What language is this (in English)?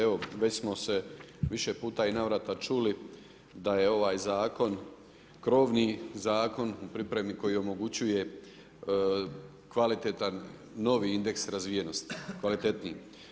Croatian